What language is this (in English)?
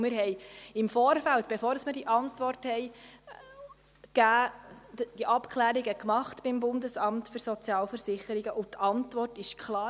Swiss German